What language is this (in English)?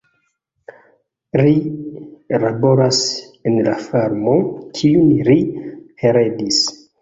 Esperanto